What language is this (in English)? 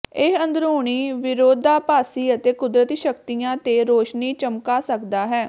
Punjabi